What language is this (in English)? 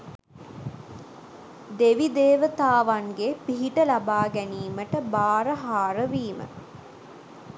Sinhala